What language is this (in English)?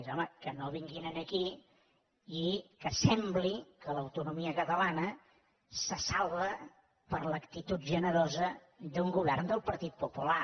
Catalan